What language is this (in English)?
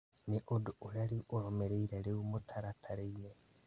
Kikuyu